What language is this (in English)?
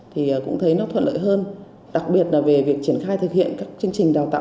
Vietnamese